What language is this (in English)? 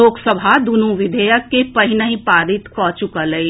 Maithili